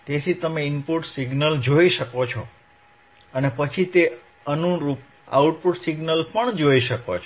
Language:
Gujarati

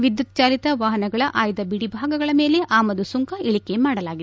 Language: Kannada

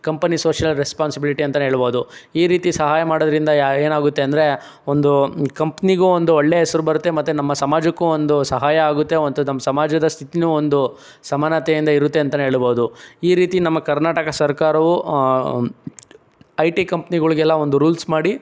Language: Kannada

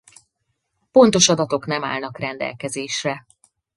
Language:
Hungarian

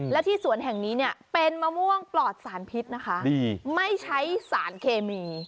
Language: Thai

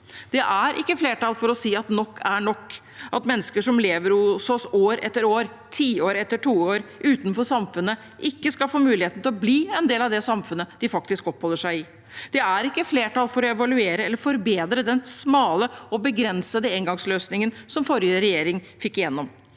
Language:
Norwegian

